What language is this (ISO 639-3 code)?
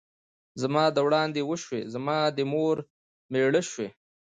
pus